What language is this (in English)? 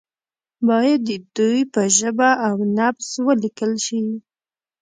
Pashto